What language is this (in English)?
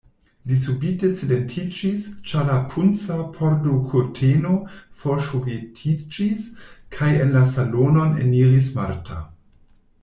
Esperanto